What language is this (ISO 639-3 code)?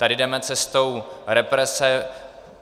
ces